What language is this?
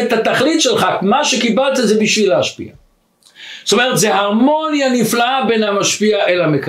Hebrew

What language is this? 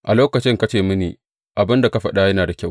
Hausa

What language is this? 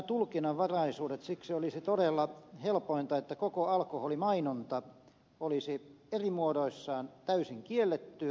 Finnish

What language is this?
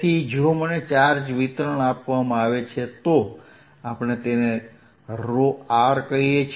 Gujarati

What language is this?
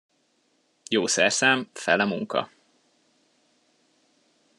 Hungarian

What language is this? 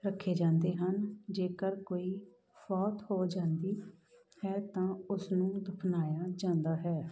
Punjabi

